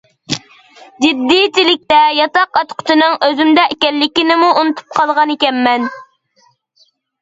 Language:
Uyghur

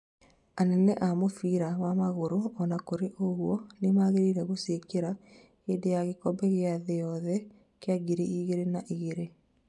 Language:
Kikuyu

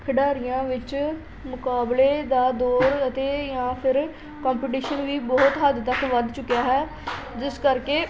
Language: Punjabi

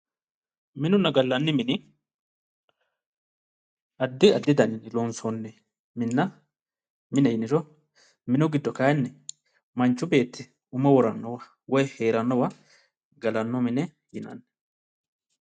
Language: Sidamo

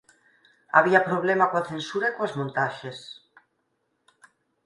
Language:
Galician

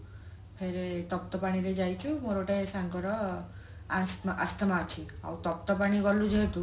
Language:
Odia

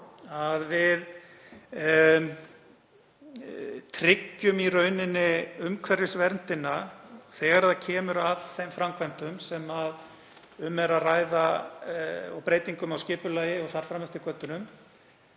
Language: Icelandic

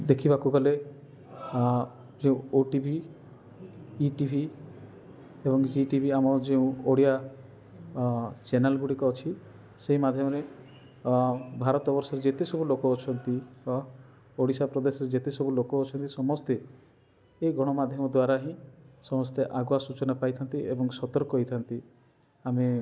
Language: Odia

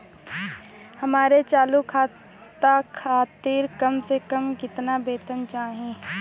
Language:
Bhojpuri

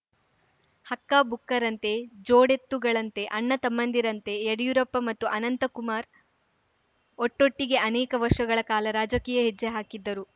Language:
Kannada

